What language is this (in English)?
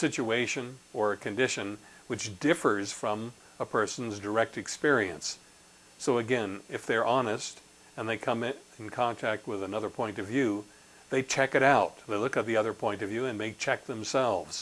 English